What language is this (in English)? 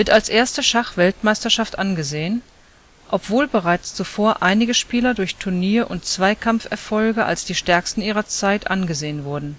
German